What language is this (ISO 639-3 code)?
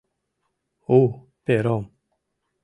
chm